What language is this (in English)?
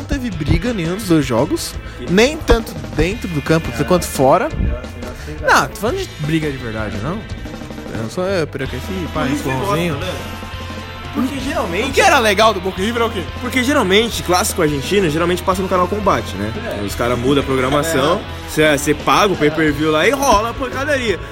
Portuguese